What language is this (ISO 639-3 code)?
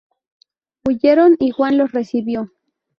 spa